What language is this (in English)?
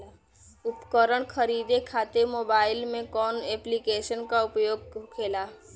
Bhojpuri